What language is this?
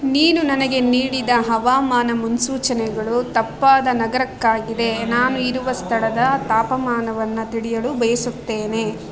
Kannada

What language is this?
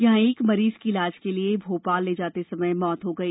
Hindi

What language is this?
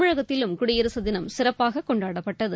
Tamil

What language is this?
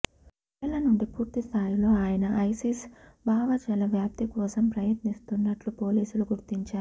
Telugu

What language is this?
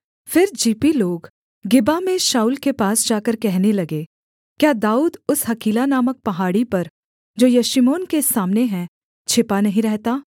Hindi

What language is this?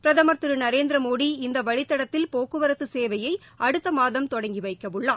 Tamil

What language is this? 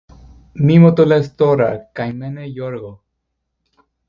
Greek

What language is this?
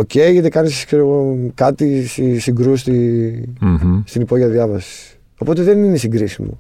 Greek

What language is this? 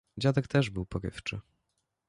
Polish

